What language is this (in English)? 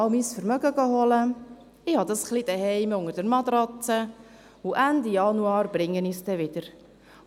Swiss German